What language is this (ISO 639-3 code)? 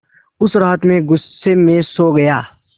hin